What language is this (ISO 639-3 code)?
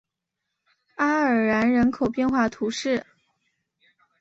zho